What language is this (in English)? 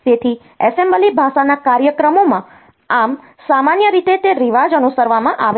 Gujarati